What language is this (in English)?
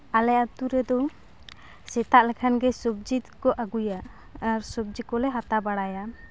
Santali